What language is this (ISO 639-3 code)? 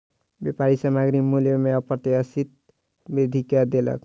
mai